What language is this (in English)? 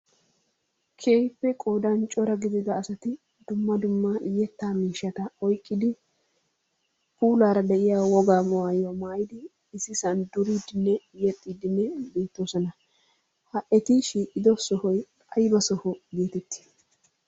Wolaytta